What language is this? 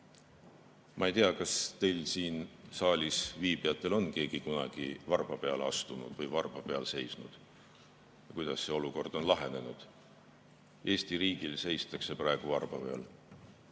Estonian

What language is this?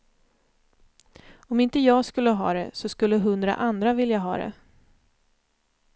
Swedish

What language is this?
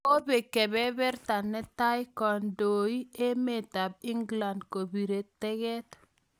Kalenjin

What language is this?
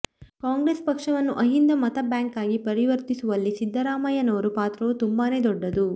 Kannada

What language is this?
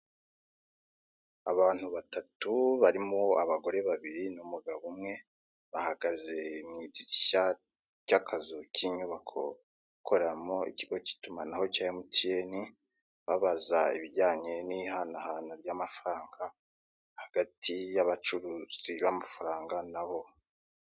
Kinyarwanda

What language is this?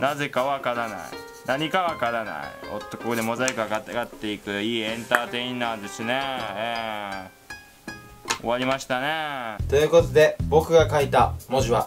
Japanese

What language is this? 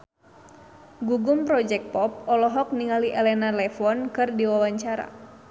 Sundanese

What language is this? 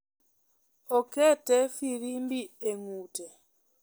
Luo (Kenya and Tanzania)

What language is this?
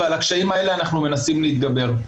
Hebrew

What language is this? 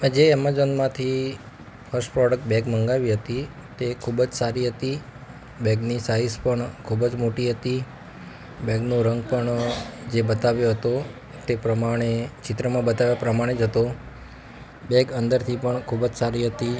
Gujarati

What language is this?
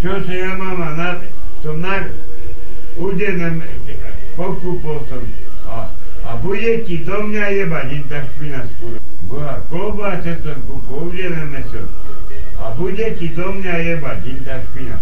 Slovak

